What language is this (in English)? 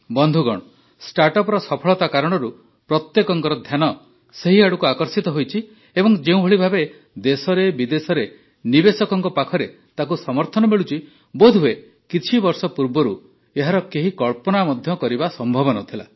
Odia